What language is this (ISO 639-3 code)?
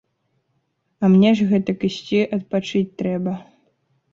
bel